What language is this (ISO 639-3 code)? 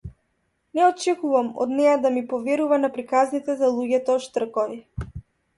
mkd